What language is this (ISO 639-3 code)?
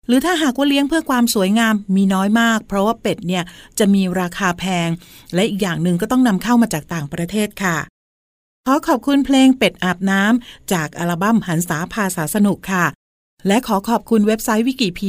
tha